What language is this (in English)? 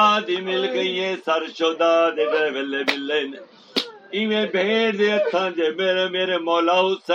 Urdu